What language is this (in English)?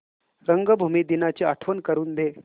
Marathi